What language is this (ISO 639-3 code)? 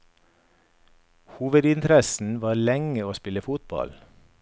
nor